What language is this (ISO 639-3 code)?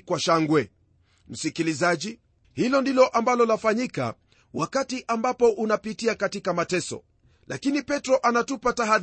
swa